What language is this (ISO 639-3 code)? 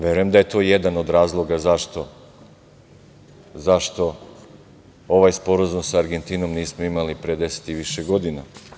srp